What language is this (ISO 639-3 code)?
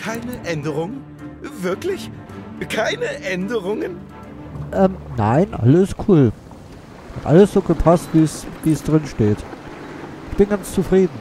deu